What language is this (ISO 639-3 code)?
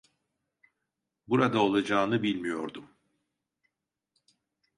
tur